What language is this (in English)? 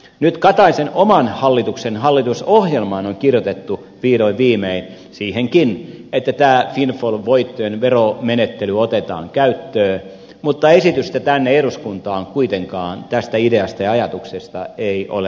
Finnish